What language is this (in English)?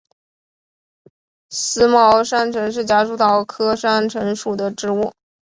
Chinese